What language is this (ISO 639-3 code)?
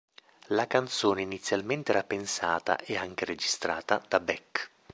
ita